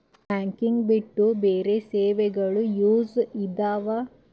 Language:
Kannada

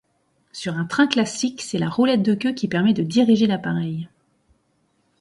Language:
French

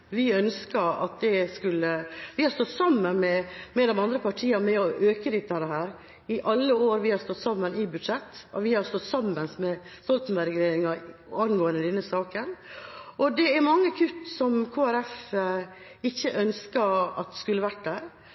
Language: Norwegian Bokmål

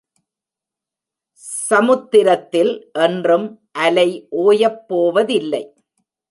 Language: Tamil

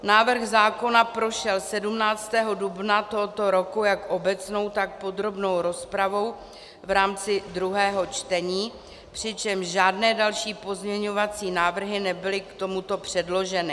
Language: Czech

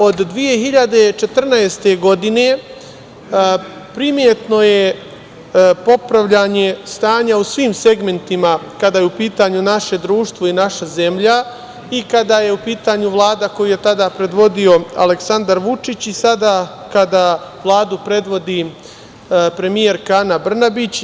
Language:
Serbian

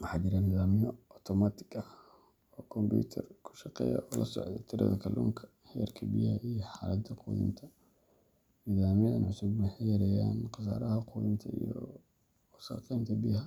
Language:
Somali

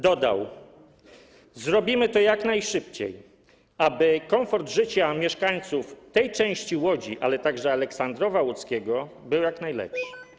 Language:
Polish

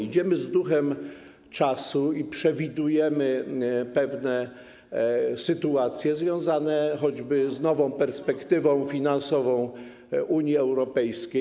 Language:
Polish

